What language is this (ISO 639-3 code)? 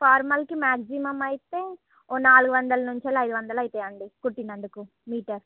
tel